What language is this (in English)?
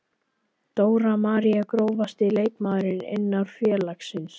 Icelandic